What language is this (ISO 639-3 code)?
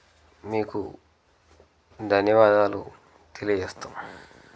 tel